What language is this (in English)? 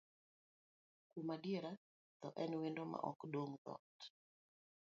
Luo (Kenya and Tanzania)